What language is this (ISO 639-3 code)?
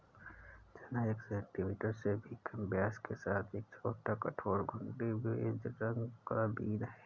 hin